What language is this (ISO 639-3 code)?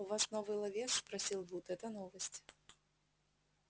rus